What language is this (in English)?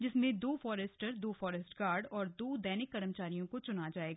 Hindi